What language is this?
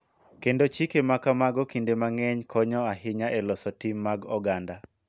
Luo (Kenya and Tanzania)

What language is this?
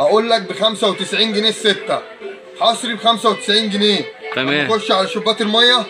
Arabic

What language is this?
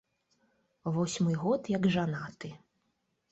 Belarusian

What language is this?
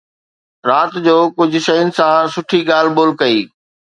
Sindhi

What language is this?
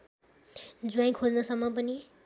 Nepali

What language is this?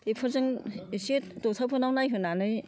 Bodo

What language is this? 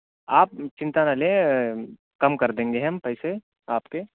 Urdu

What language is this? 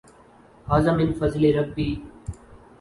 Urdu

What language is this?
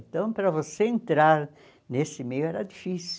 Portuguese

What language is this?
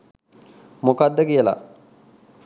Sinhala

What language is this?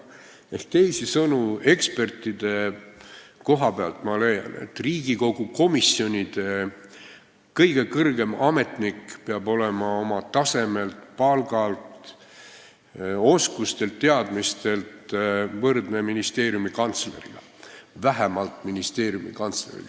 Estonian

